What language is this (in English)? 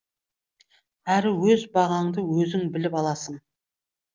Kazakh